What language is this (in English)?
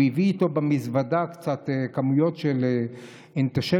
Hebrew